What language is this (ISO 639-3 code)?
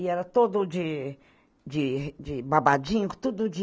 por